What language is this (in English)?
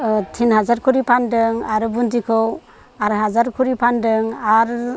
Bodo